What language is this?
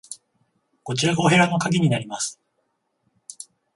Japanese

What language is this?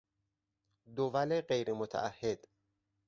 Persian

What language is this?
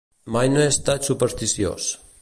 Catalan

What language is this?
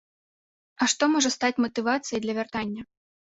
Belarusian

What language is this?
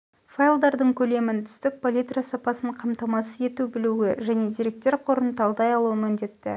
Kazakh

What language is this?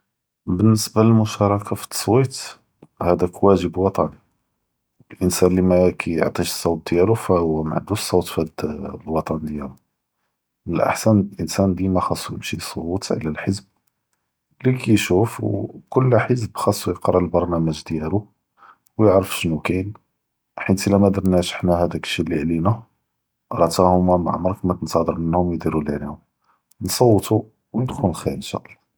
Judeo-Arabic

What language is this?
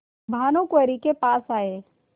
Hindi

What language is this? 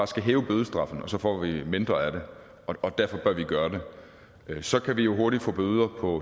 Danish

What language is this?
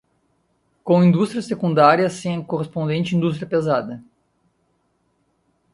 Portuguese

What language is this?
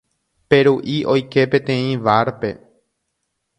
Guarani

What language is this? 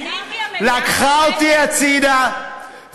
Hebrew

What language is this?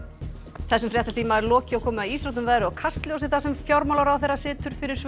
Icelandic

